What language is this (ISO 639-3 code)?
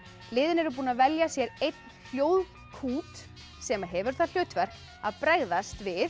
isl